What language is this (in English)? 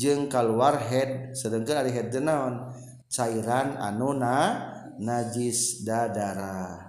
Indonesian